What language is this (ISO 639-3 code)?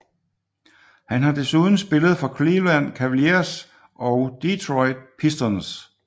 dan